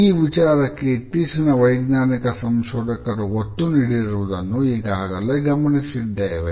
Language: Kannada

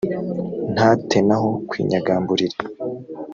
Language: Kinyarwanda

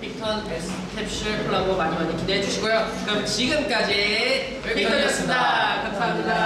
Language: Korean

